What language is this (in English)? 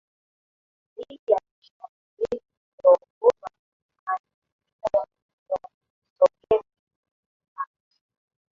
Swahili